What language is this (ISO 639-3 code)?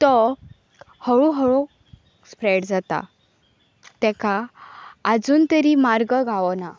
kok